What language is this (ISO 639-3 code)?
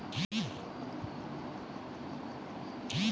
mai